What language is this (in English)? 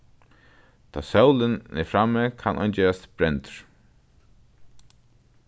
Faroese